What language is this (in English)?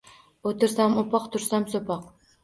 Uzbek